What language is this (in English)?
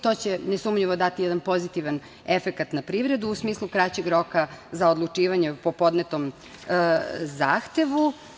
Serbian